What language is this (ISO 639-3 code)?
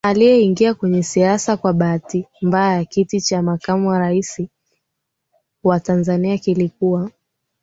swa